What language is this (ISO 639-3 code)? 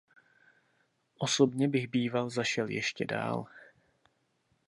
ces